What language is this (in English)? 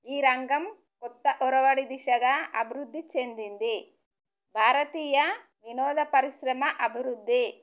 Telugu